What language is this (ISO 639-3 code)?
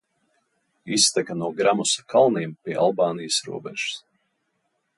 lav